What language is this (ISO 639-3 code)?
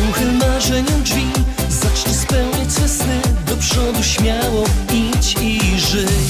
pol